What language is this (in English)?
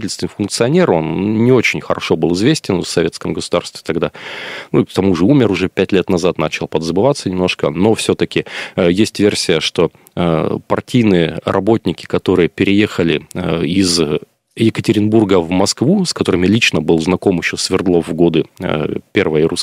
Russian